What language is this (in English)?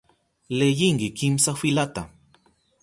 Southern Pastaza Quechua